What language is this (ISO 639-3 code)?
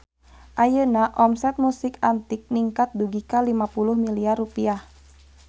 sun